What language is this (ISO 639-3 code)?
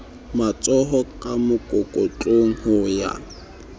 sot